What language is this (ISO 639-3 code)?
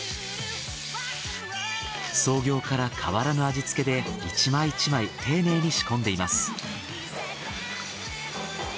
jpn